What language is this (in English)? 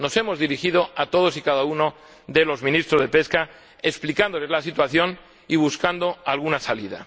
Spanish